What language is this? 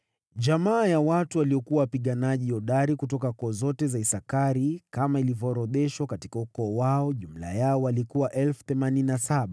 Swahili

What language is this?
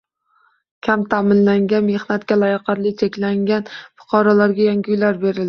Uzbek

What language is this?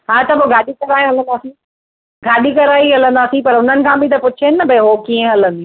Sindhi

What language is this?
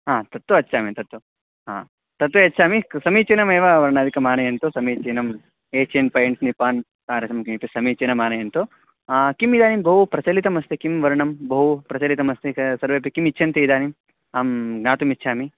Sanskrit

